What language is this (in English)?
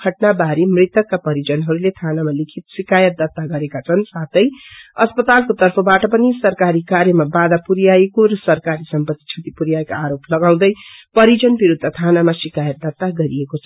Nepali